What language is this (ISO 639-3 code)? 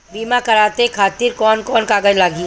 bho